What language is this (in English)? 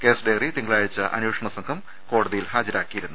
Malayalam